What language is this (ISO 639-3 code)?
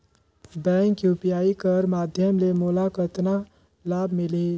hne